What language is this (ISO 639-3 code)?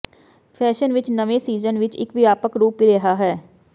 pan